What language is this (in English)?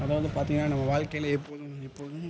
Tamil